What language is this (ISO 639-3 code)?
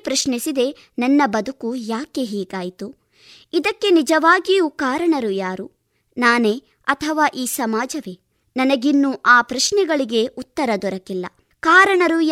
kan